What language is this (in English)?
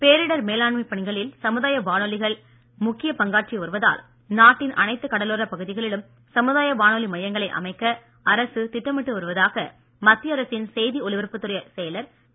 Tamil